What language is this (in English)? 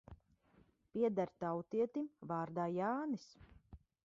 Latvian